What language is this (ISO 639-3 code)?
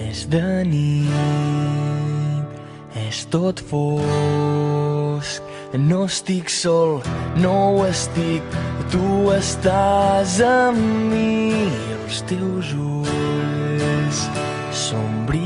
ron